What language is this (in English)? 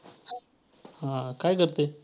Marathi